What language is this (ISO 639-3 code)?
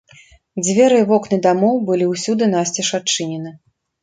bel